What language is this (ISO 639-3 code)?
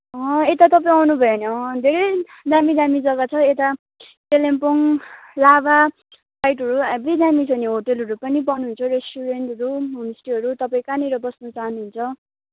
nep